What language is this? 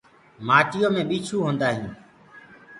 Gurgula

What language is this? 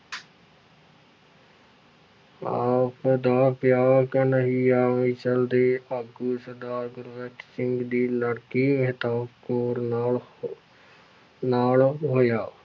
Punjabi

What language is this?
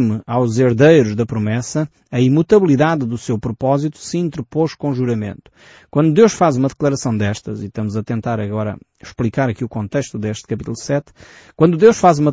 Portuguese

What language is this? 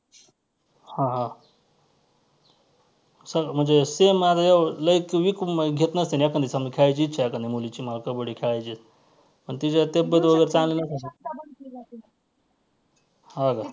Marathi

